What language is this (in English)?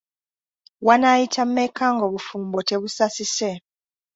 Ganda